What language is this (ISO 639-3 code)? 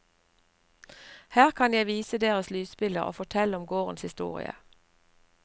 nor